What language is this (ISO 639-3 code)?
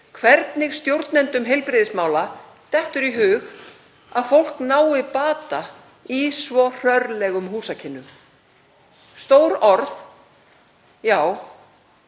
isl